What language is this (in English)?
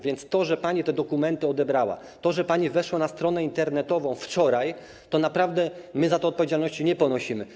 Polish